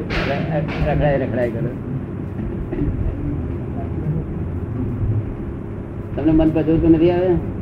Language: Gujarati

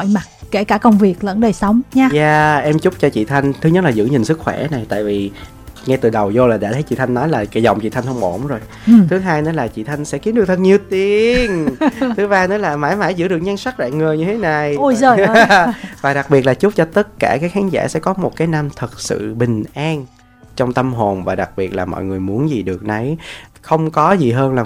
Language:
Vietnamese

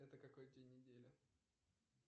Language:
Russian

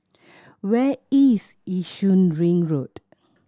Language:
English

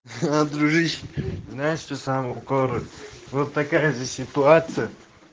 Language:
Russian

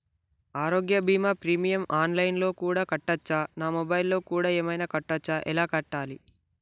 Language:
Telugu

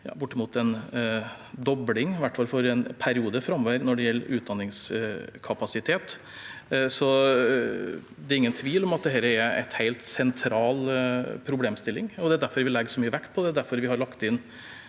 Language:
Norwegian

